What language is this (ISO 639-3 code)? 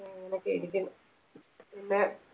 mal